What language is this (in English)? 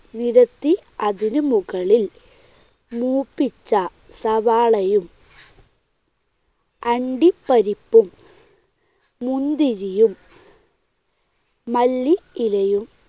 Malayalam